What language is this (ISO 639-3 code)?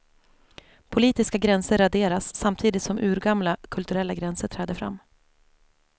swe